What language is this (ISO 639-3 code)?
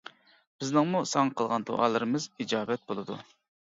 uig